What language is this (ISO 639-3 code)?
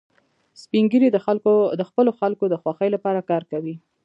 pus